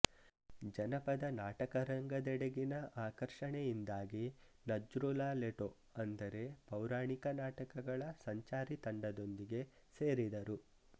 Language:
Kannada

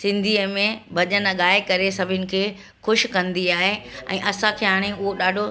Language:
Sindhi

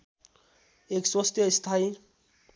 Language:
Nepali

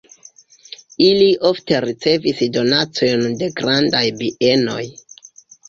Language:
Esperanto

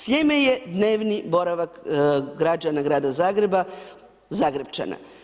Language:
Croatian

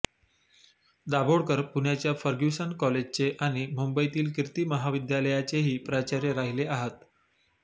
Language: Marathi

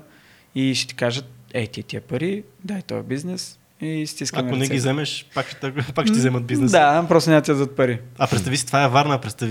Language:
Bulgarian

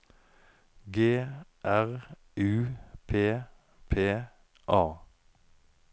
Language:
Norwegian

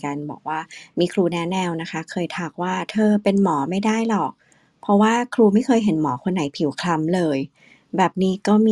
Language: Thai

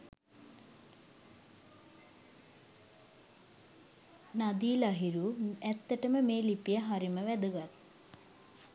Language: Sinhala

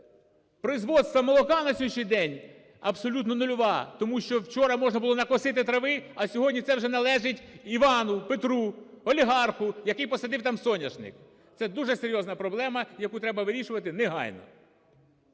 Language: Ukrainian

